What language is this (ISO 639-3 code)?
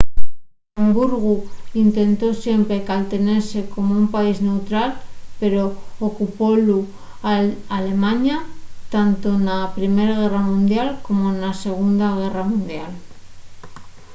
ast